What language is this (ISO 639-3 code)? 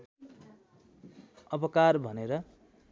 nep